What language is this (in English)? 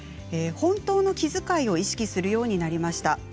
Japanese